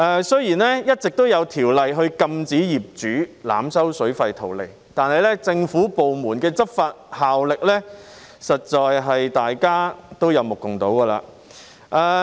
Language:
Cantonese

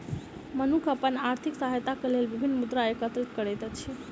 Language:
Maithili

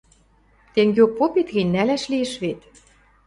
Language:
Western Mari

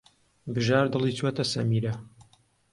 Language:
Central Kurdish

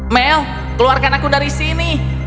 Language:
Indonesian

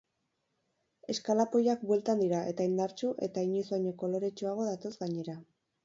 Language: Basque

